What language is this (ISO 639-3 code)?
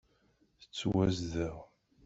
kab